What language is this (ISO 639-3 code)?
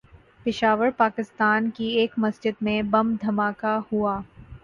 urd